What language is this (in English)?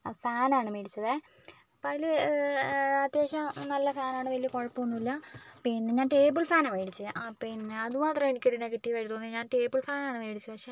Malayalam